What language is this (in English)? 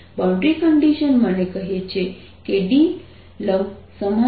Gujarati